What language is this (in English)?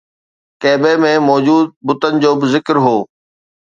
Sindhi